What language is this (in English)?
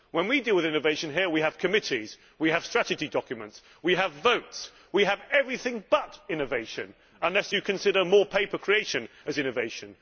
English